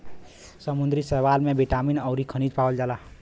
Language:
Bhojpuri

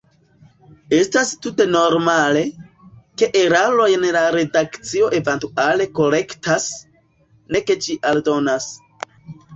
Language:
Esperanto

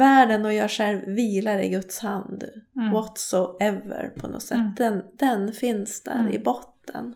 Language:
Swedish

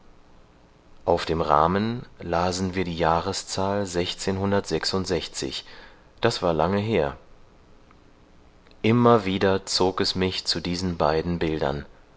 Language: German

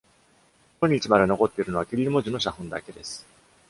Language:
Japanese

